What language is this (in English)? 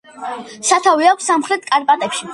Georgian